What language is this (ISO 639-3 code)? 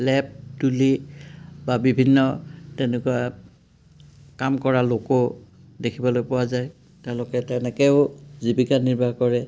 asm